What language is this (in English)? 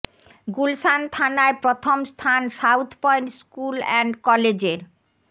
Bangla